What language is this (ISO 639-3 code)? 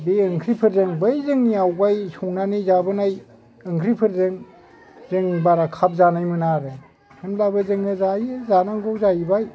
brx